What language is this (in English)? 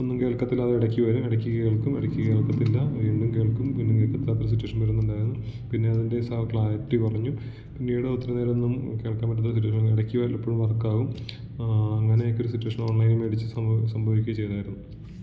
Malayalam